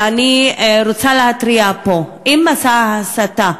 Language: Hebrew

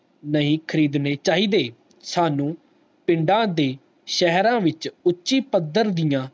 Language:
Punjabi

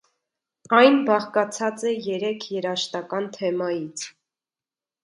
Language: Armenian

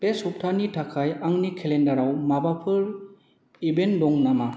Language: Bodo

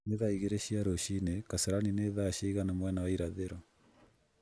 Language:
Kikuyu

